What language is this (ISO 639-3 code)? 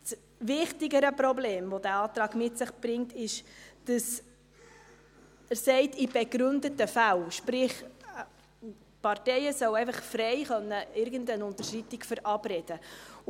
gsw